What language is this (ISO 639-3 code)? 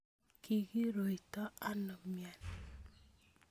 kln